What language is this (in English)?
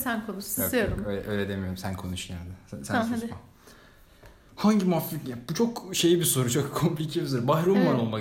Turkish